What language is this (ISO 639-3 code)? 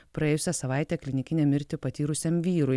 lit